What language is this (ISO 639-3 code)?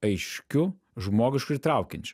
lit